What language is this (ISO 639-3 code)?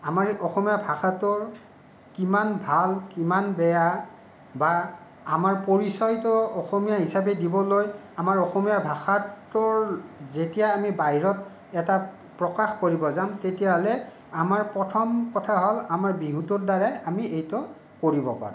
asm